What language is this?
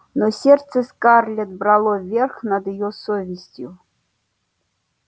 Russian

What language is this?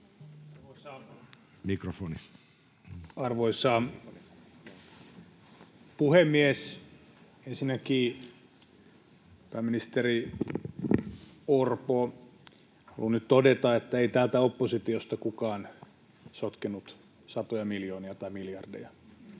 Finnish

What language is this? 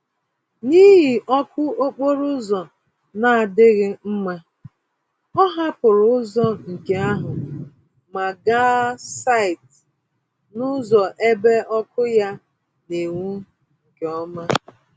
Igbo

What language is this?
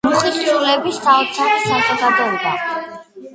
Georgian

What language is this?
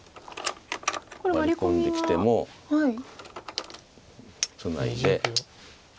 Japanese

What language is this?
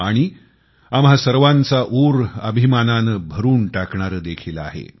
Marathi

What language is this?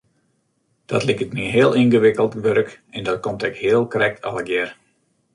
Western Frisian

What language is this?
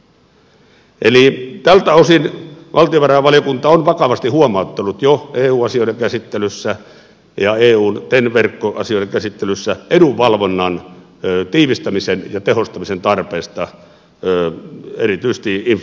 Finnish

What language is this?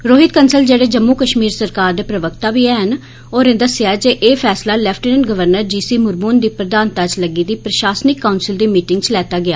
Dogri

